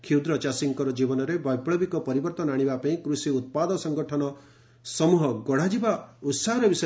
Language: Odia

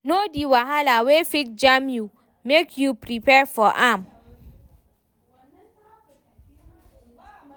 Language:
Nigerian Pidgin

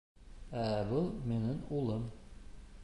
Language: Bashkir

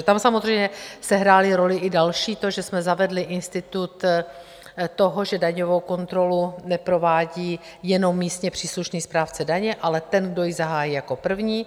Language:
Czech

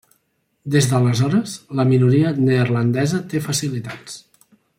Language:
Catalan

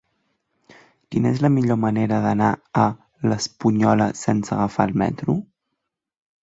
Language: Catalan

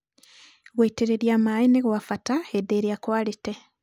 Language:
Kikuyu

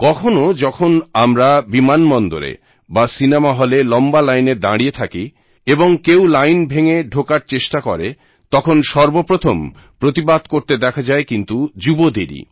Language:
Bangla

